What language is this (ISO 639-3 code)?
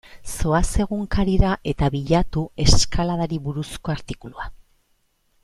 eus